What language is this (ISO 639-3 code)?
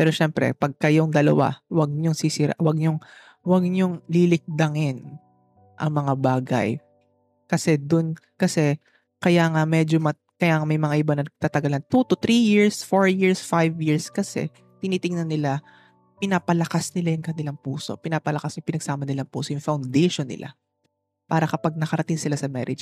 fil